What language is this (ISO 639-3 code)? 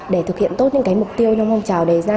vie